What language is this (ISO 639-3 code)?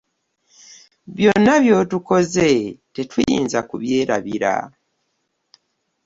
lug